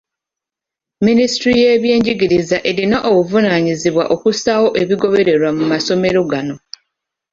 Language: Ganda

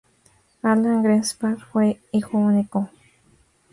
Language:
Spanish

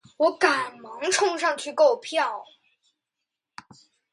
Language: Chinese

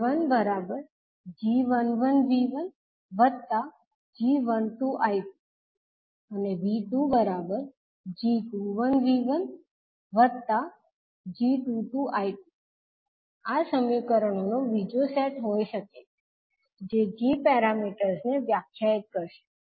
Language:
Gujarati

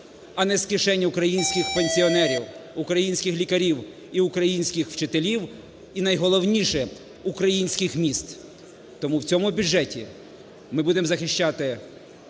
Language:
Ukrainian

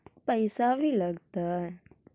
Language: Magahi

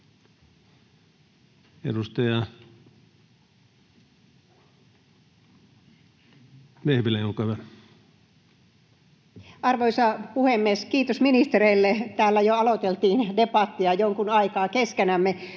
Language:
Finnish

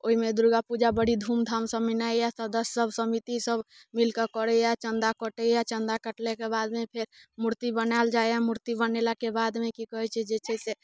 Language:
Maithili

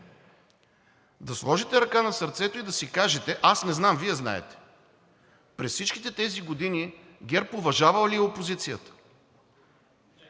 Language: Bulgarian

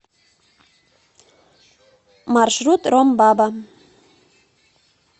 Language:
Russian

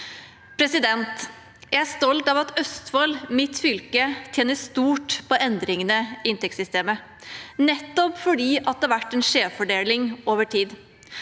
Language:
Norwegian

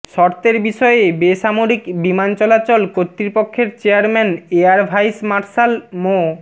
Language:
Bangla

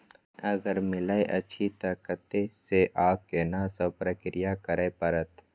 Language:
Maithili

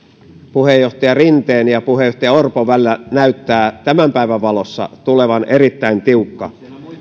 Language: Finnish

